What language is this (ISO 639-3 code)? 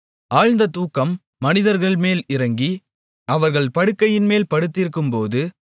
tam